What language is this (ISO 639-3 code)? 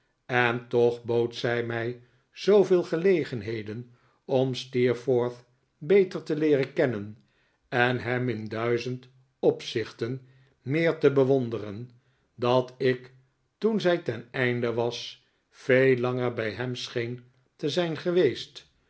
nld